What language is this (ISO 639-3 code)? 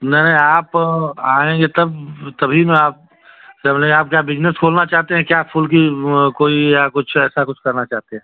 hin